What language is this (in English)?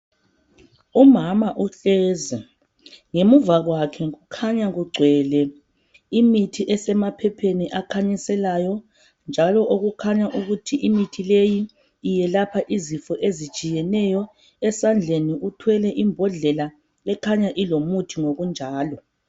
North Ndebele